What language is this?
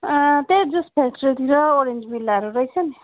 Nepali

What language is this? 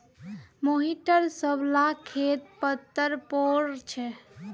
Magahi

